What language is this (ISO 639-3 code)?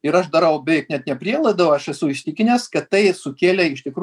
lit